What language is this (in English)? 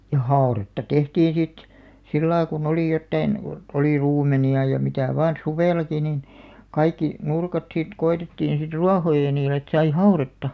Finnish